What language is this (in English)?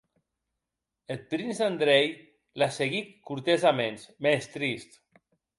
Occitan